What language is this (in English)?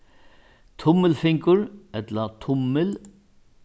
Faroese